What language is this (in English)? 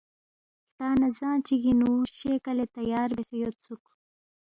Balti